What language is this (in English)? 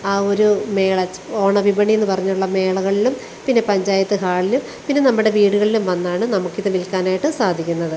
Malayalam